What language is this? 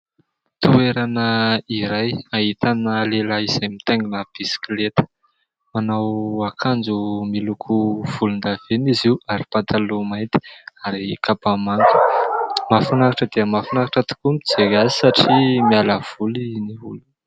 Malagasy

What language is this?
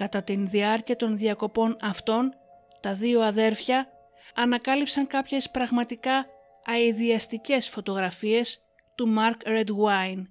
Greek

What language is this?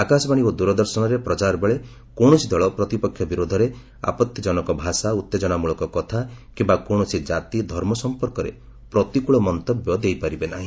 Odia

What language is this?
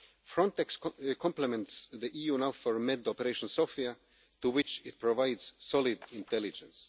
English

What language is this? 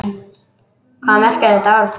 Icelandic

